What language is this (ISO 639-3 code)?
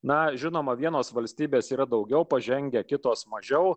lit